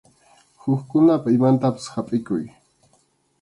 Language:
Arequipa-La Unión Quechua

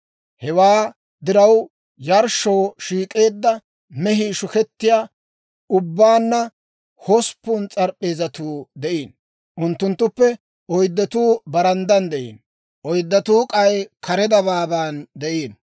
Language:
Dawro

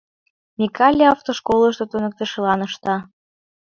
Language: Mari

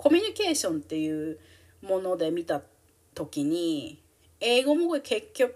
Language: Japanese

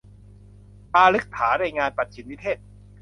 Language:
Thai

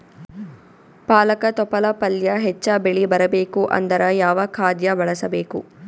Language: Kannada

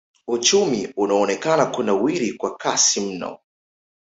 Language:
Swahili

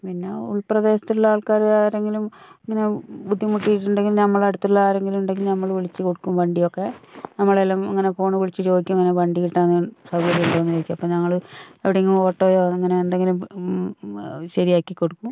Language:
Malayalam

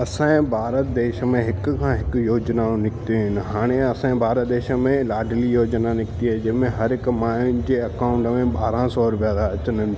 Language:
Sindhi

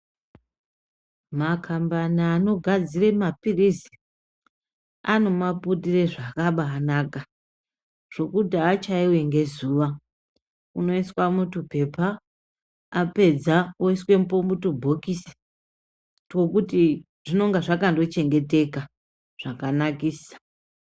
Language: Ndau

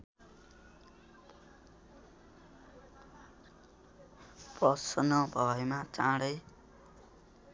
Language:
Nepali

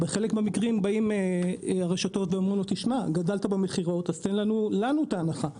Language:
Hebrew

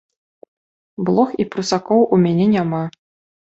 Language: Belarusian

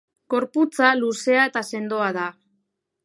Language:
Basque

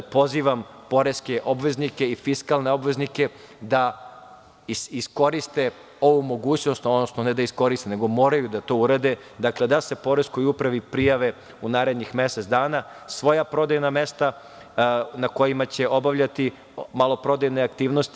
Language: Serbian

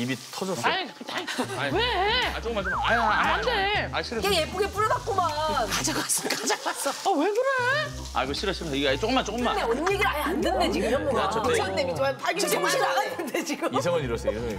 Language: Korean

